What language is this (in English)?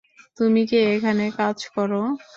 Bangla